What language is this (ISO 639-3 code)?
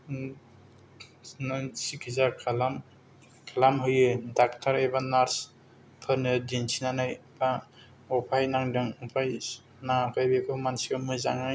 brx